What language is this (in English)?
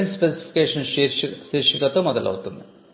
Telugu